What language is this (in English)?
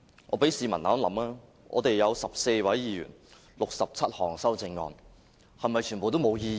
Cantonese